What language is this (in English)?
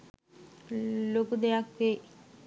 Sinhala